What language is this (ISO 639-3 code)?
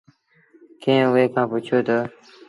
sbn